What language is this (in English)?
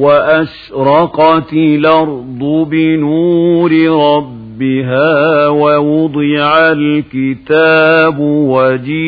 Arabic